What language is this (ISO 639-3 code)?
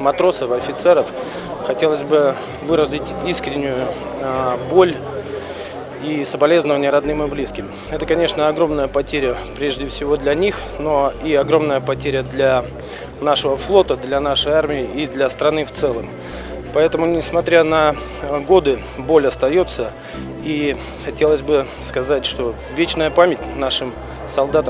rus